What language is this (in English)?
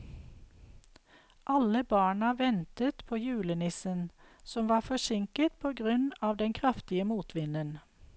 Norwegian